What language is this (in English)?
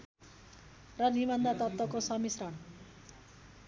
Nepali